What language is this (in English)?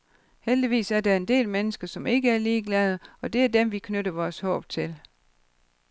Danish